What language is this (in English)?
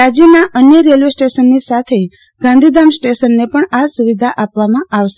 Gujarati